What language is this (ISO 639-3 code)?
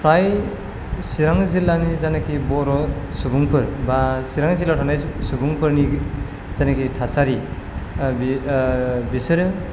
brx